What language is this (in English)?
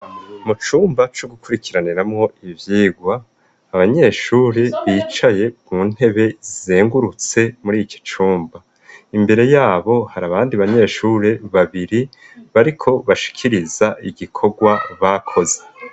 Rundi